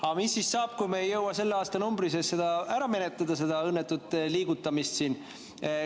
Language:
Estonian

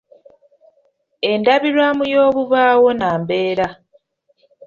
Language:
Ganda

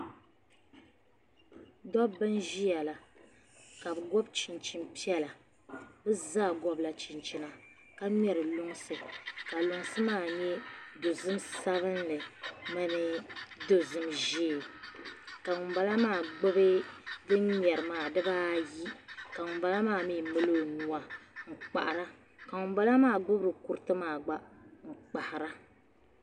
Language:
Dagbani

